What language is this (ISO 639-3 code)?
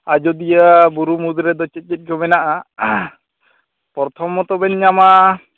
sat